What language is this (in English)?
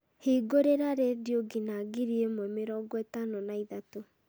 Kikuyu